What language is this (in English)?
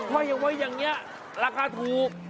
Thai